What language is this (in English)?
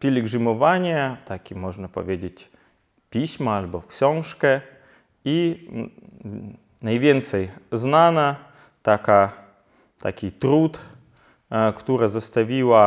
Polish